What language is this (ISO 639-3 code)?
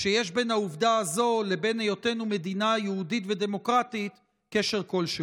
heb